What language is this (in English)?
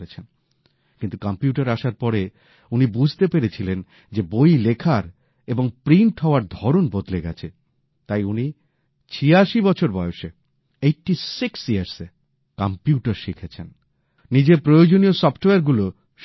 Bangla